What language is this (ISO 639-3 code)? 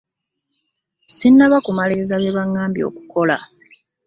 lug